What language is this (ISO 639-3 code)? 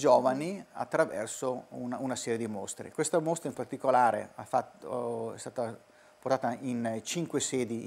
ita